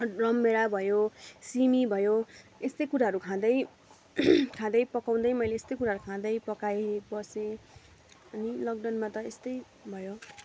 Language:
Nepali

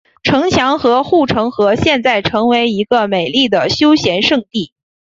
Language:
Chinese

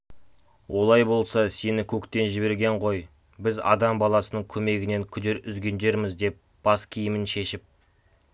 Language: Kazakh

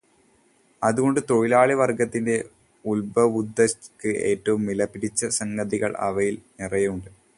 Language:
Malayalam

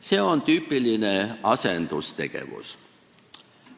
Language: Estonian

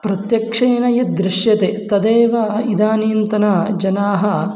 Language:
Sanskrit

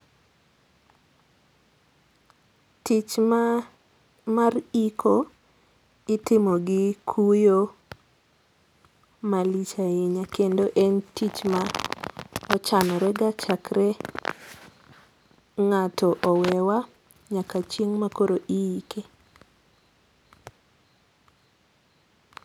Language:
Luo (Kenya and Tanzania)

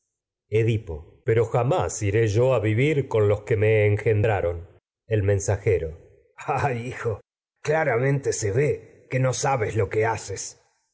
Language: Spanish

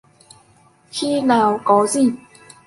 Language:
Vietnamese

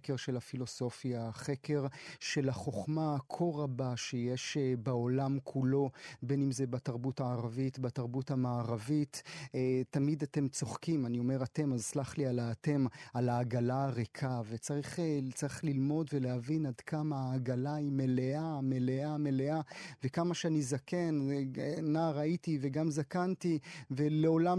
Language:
Hebrew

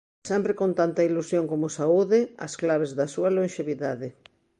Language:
Galician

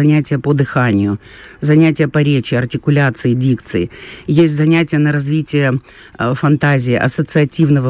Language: Russian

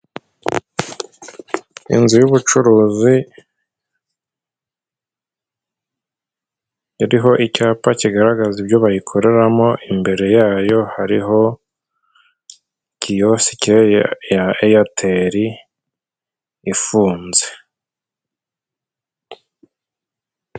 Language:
Kinyarwanda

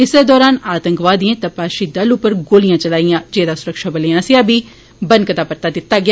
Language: Dogri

